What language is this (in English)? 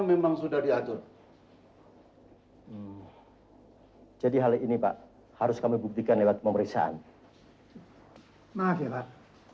Indonesian